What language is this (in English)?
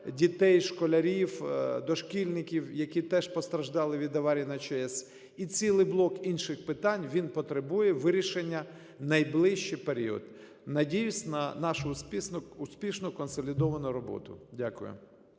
Ukrainian